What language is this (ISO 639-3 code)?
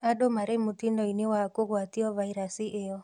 kik